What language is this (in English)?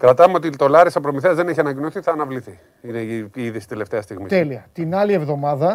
Greek